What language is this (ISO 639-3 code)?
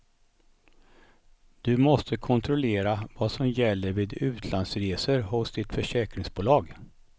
swe